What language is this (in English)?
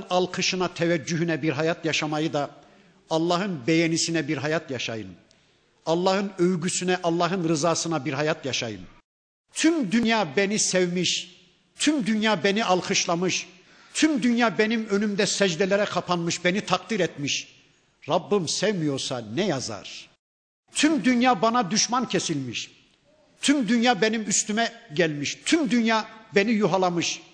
Turkish